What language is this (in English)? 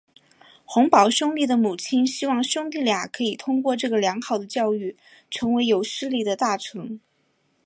Chinese